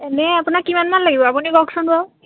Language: Assamese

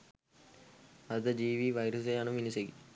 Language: Sinhala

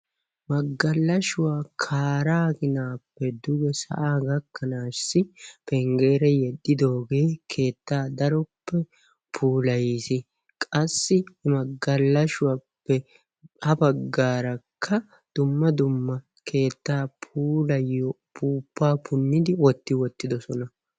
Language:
Wolaytta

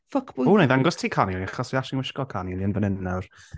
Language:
Welsh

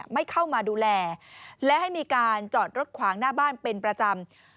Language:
Thai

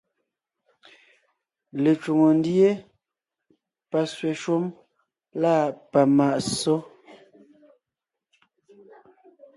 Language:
Ngiemboon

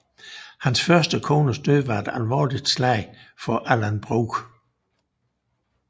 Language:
Danish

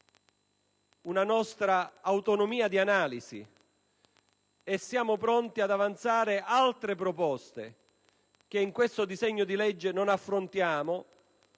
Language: Italian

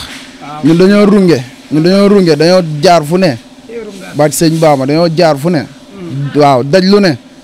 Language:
Indonesian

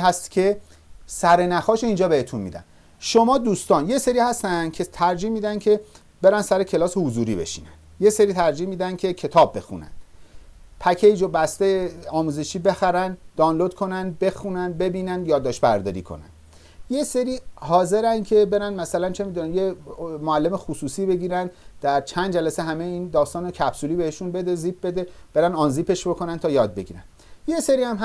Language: Persian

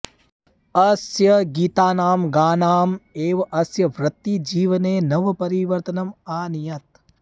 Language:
Sanskrit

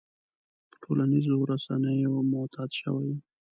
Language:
Pashto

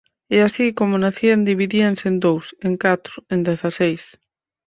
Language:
Galician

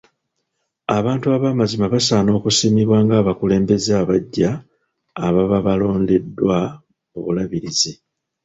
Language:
Ganda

